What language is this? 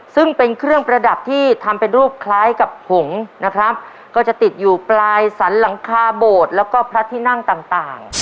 Thai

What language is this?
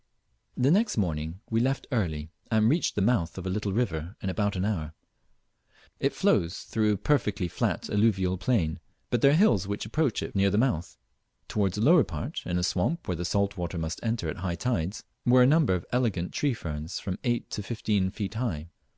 English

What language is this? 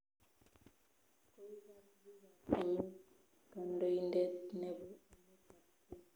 Kalenjin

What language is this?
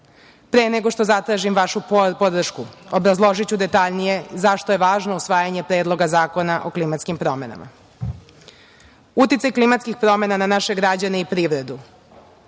Serbian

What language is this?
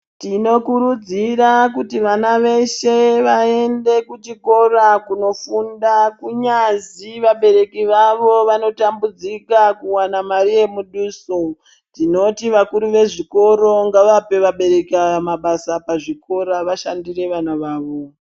Ndau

